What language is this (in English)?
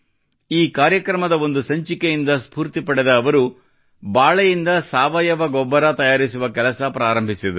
Kannada